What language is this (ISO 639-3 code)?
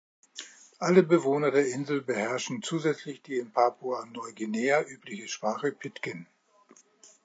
deu